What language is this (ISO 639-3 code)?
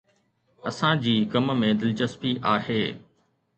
snd